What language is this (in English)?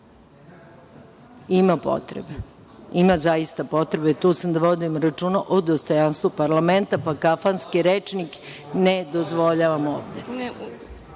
Serbian